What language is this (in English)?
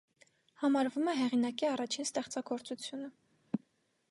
Armenian